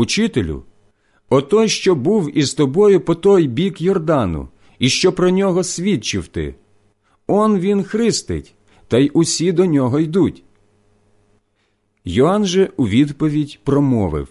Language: Ukrainian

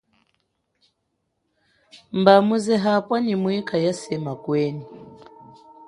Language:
Chokwe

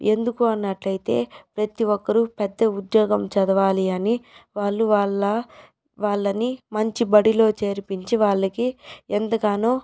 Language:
Telugu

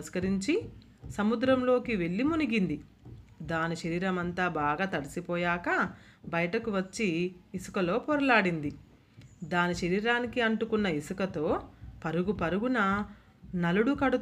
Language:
Telugu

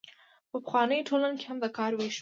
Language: Pashto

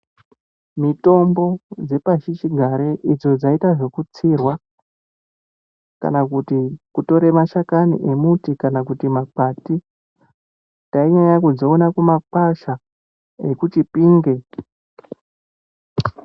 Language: Ndau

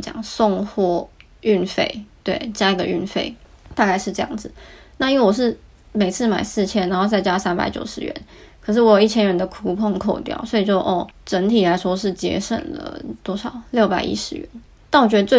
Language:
Chinese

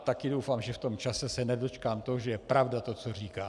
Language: Czech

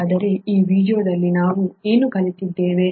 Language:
Kannada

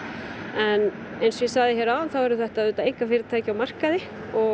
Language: Icelandic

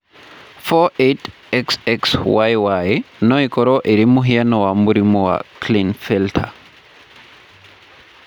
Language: Kikuyu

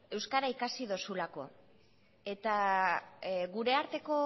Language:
Basque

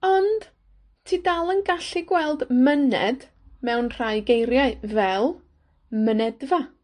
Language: Welsh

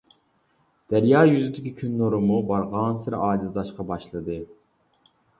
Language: Uyghur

